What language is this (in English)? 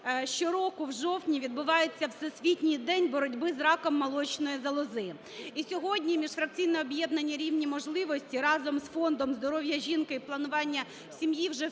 Ukrainian